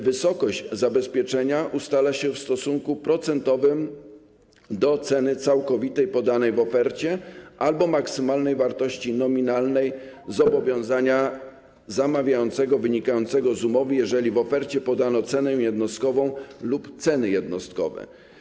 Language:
Polish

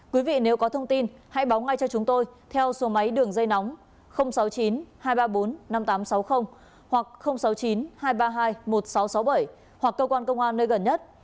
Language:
Vietnamese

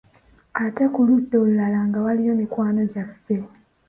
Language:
Ganda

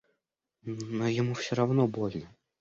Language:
Russian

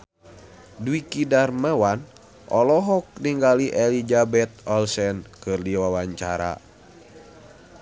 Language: Sundanese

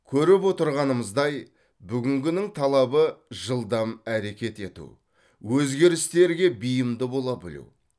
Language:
Kazakh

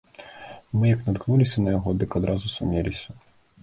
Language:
Belarusian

